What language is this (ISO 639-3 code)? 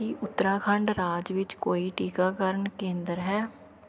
pan